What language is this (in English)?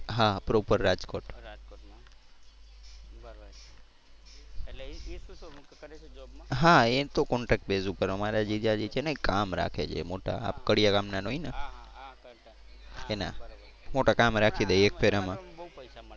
Gujarati